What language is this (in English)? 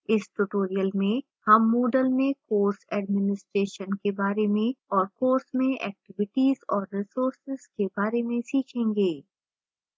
Hindi